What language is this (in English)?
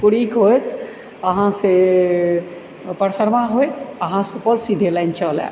Maithili